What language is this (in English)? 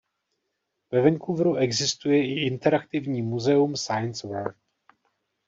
Czech